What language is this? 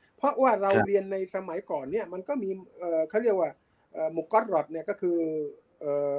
Thai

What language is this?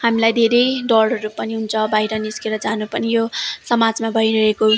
Nepali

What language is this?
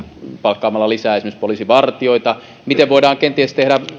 Finnish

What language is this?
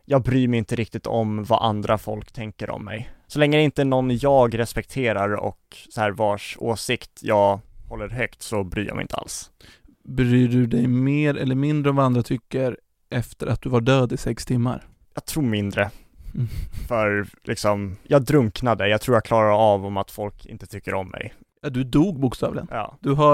Swedish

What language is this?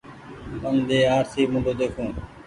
Goaria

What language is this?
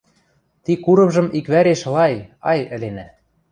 Western Mari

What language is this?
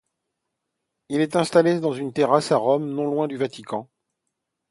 French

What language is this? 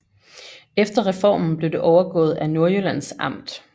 Danish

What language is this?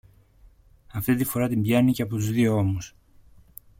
Greek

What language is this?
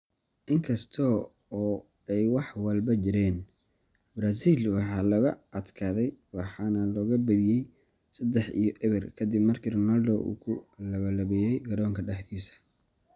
Somali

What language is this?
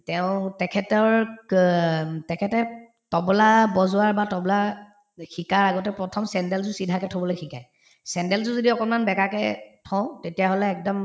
Assamese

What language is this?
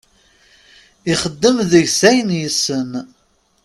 Kabyle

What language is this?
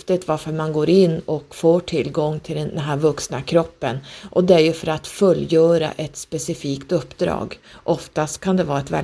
Swedish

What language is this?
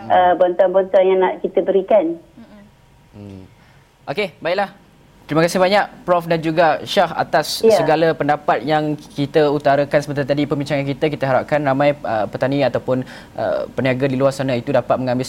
Malay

